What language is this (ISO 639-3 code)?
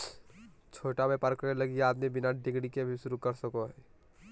mag